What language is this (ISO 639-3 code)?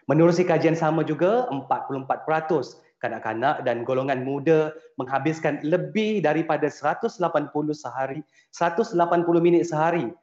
msa